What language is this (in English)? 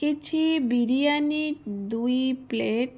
Odia